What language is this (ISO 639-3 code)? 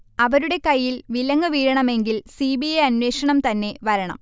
mal